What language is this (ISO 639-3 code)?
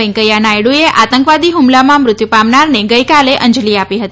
guj